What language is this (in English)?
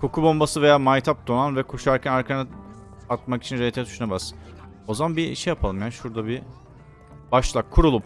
Turkish